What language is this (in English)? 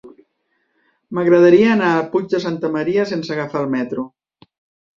Catalan